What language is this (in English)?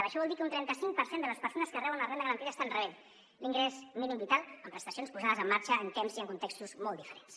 Catalan